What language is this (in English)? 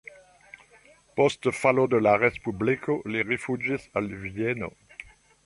Esperanto